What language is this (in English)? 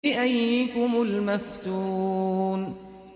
Arabic